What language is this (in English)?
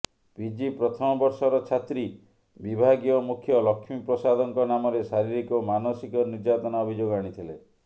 Odia